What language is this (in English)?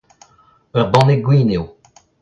Breton